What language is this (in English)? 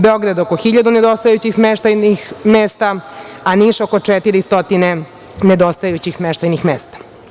Serbian